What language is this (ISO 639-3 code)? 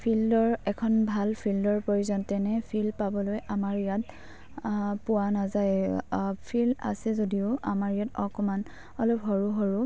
asm